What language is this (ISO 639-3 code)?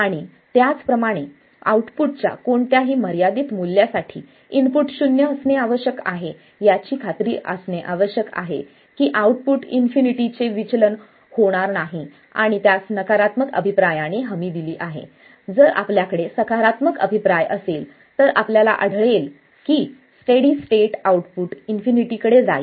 mar